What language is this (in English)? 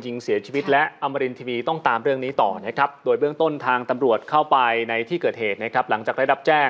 Thai